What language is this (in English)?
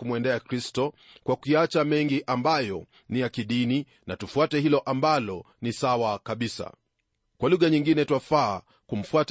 Swahili